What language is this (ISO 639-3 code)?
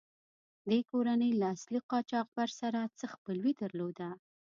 pus